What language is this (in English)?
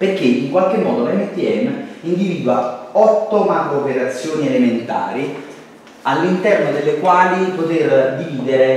Italian